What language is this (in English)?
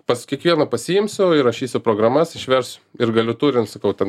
Lithuanian